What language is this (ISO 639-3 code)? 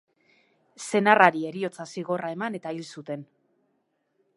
eus